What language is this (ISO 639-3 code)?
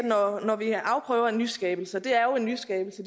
dan